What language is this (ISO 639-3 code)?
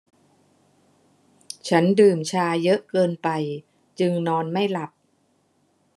tha